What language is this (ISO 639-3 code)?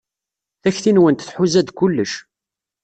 kab